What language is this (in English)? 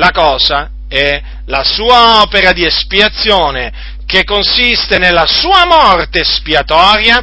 Italian